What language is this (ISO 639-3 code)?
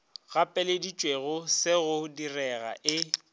nso